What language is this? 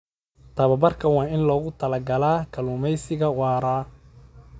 Somali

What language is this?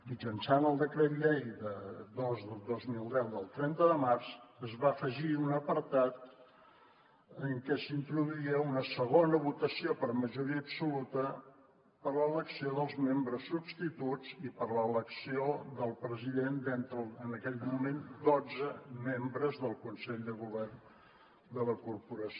Catalan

